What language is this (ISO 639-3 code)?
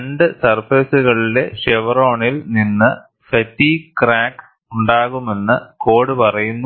mal